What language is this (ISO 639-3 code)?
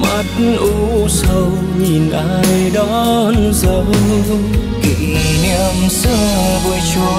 vie